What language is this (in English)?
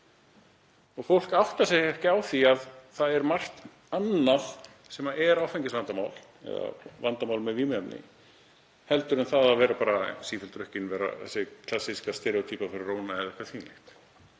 Icelandic